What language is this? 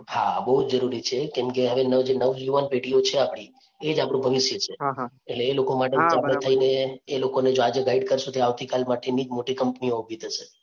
Gujarati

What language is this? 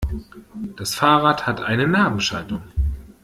German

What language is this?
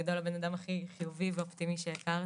Hebrew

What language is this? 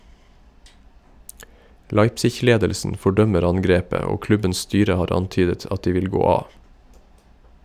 Norwegian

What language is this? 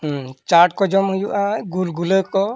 Santali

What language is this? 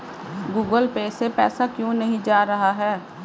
Hindi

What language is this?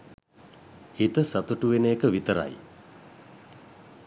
Sinhala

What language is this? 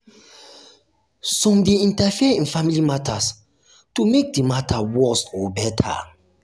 Nigerian Pidgin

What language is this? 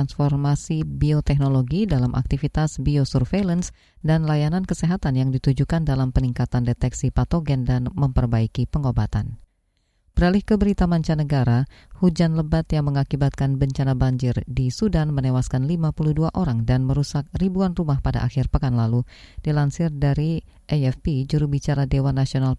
Indonesian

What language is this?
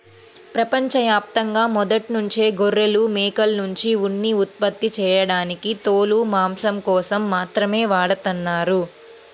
Telugu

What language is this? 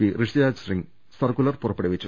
Malayalam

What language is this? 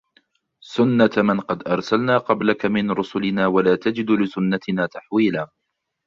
Arabic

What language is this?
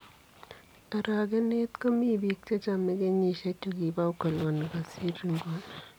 Kalenjin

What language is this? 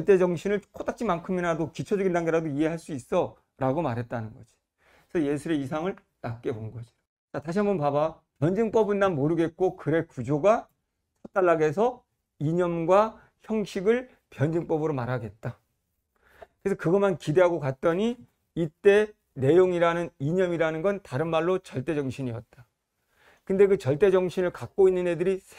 Korean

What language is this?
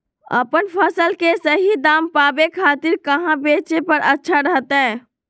Magahi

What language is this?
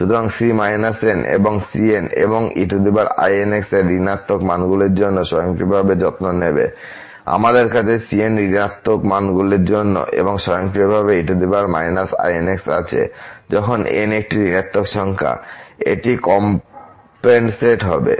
Bangla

